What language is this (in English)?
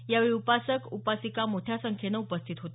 Marathi